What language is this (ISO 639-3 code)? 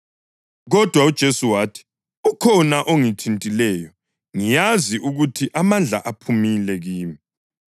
nde